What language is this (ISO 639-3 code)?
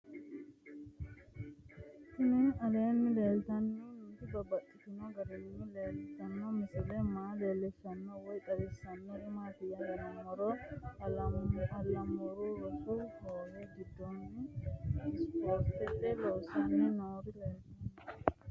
sid